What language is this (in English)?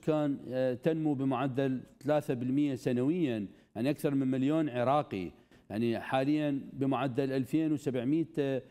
Arabic